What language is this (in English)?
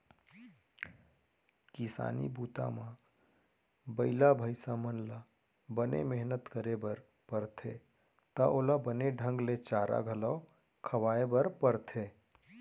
Chhattisgarhi